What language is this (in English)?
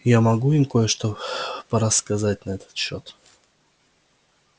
Russian